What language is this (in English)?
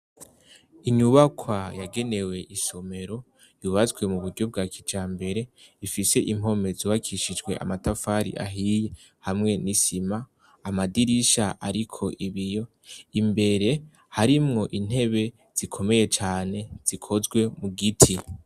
Rundi